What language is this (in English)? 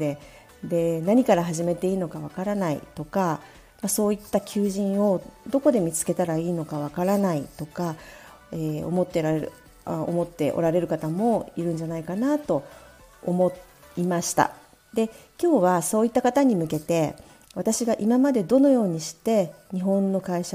Japanese